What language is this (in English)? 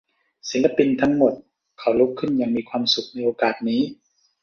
Thai